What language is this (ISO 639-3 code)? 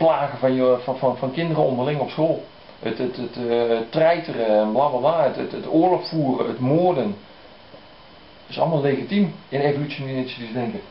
nld